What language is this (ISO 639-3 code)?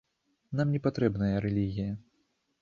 bel